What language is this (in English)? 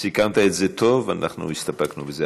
Hebrew